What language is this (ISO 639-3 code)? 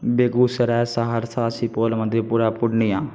mai